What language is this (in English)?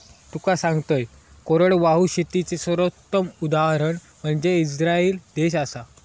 Marathi